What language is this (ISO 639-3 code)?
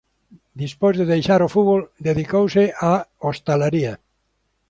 glg